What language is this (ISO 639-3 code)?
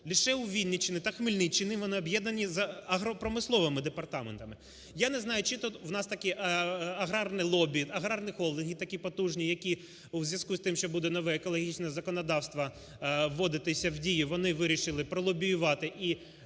ukr